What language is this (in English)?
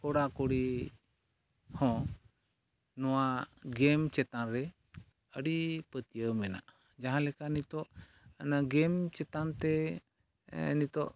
Santali